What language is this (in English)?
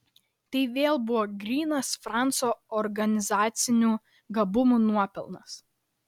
Lithuanian